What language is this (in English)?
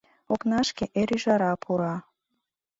Mari